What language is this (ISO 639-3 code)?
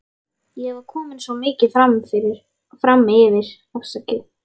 isl